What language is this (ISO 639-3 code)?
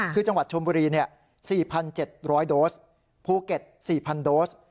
tha